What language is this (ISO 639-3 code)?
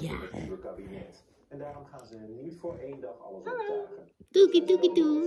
nld